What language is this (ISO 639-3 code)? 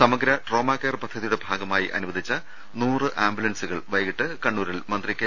mal